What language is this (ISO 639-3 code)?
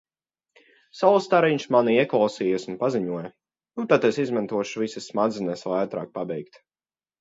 lav